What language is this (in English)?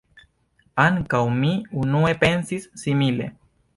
Esperanto